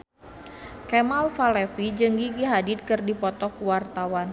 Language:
Sundanese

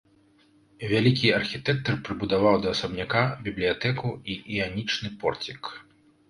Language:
Belarusian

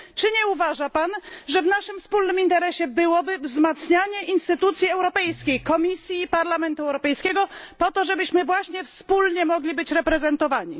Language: Polish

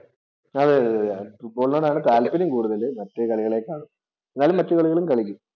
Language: Malayalam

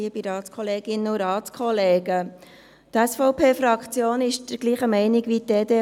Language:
Swiss German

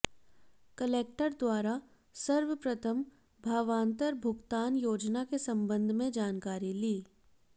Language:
Hindi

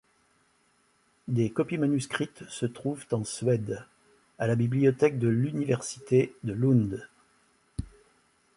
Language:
French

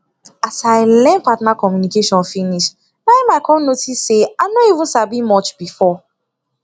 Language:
Nigerian Pidgin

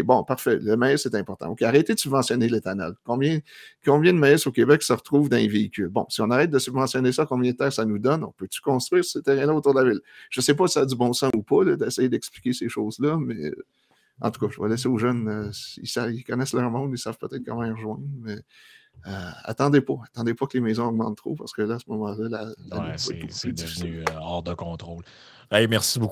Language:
French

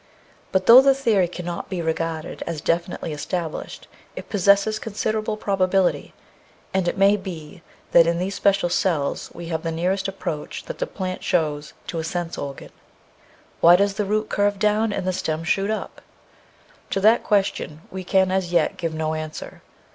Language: English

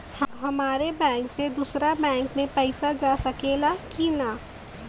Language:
Bhojpuri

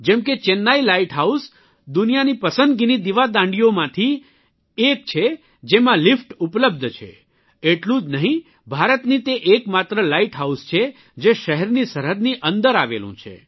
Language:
Gujarati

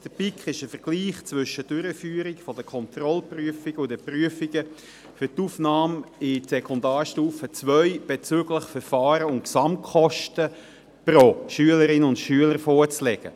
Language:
Swiss German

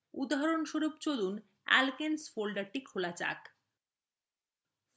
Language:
Bangla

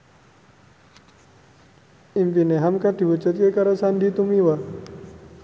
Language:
Javanese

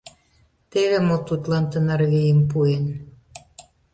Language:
Mari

